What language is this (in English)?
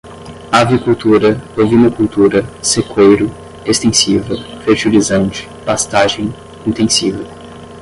Portuguese